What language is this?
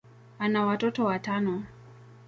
Swahili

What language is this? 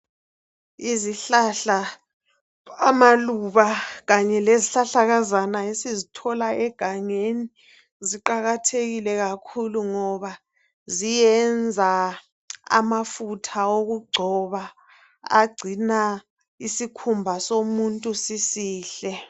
North Ndebele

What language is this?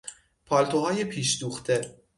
Persian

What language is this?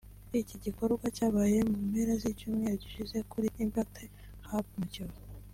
Kinyarwanda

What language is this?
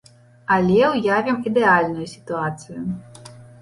Belarusian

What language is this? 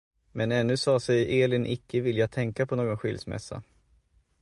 Swedish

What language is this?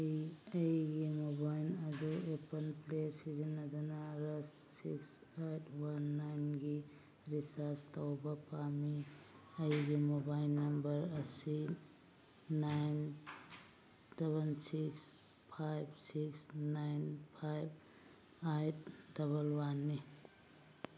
Manipuri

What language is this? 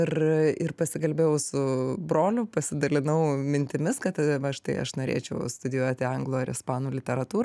Lithuanian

